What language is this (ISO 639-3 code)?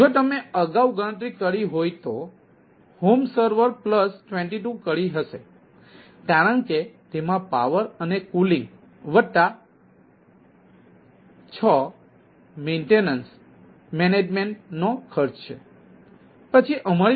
guj